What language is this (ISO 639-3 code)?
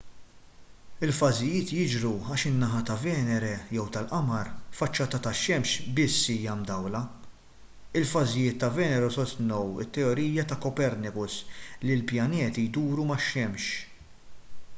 mlt